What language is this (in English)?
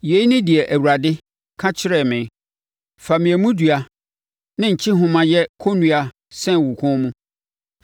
Akan